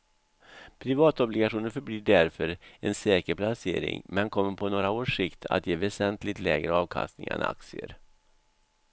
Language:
Swedish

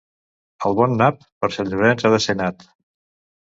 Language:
Catalan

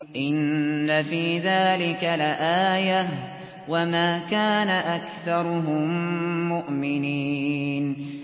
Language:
Arabic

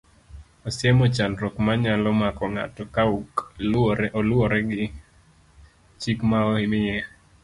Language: Luo (Kenya and Tanzania)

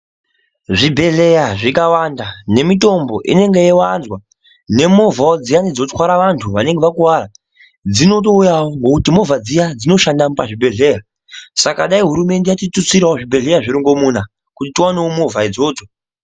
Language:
Ndau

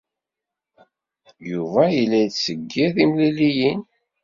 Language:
Kabyle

